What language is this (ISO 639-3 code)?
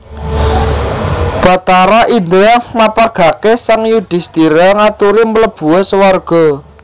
jav